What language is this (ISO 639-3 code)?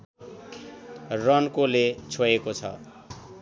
nep